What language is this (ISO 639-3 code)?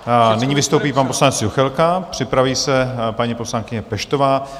ces